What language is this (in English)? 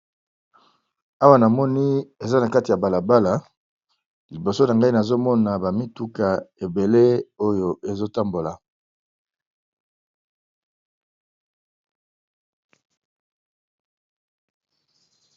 Lingala